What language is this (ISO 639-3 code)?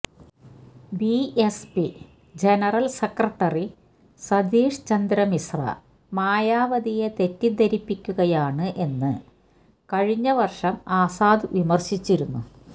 mal